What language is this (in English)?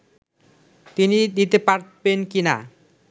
Bangla